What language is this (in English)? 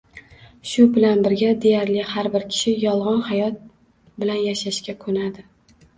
Uzbek